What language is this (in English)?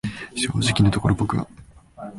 Japanese